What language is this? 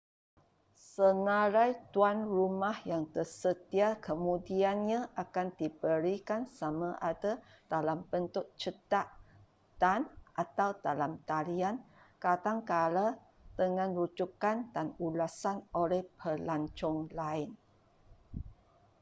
Malay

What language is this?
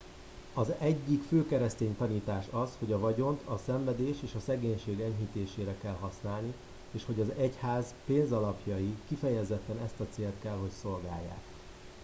Hungarian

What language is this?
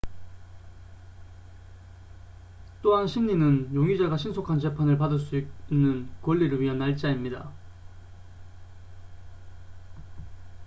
Korean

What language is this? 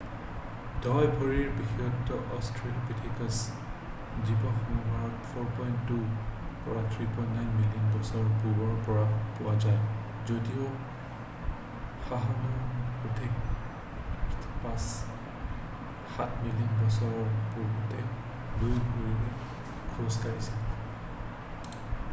Assamese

